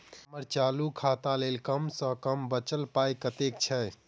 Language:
Maithili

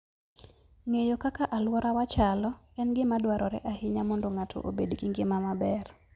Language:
Luo (Kenya and Tanzania)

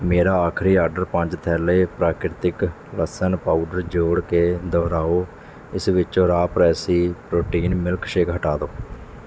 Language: Punjabi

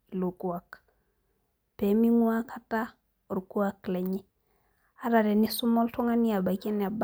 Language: Masai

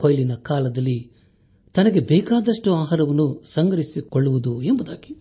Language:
Kannada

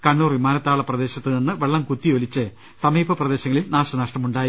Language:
Malayalam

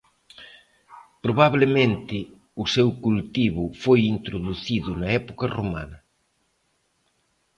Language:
Galician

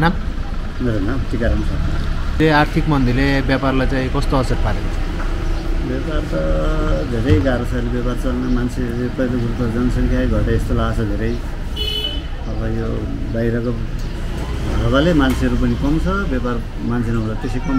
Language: Arabic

